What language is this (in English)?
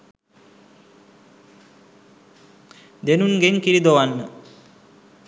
Sinhala